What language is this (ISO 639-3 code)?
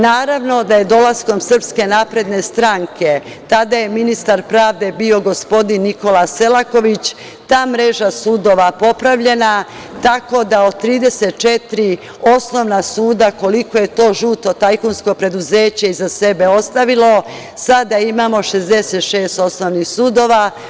srp